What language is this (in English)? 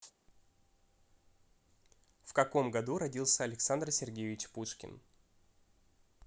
Russian